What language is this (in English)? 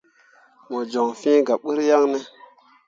Mundang